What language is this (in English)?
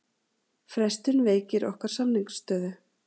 Icelandic